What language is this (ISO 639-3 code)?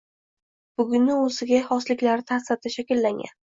uzb